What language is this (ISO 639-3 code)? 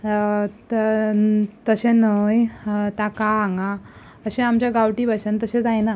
kok